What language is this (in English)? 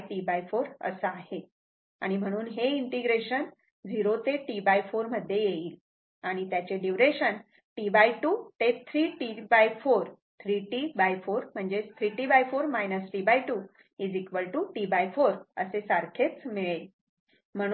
Marathi